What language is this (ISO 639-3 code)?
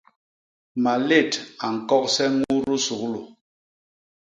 bas